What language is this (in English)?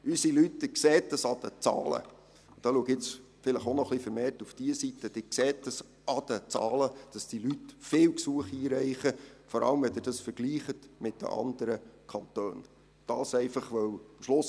Swiss German